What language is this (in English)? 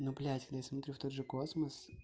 Russian